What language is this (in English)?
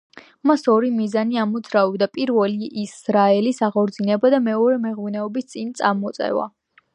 Georgian